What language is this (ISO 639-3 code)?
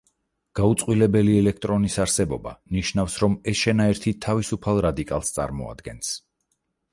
kat